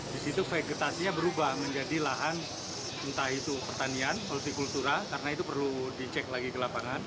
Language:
Indonesian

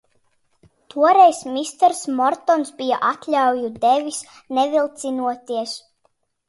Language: Latvian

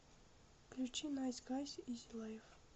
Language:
Russian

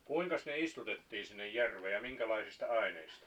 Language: Finnish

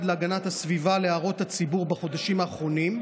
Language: Hebrew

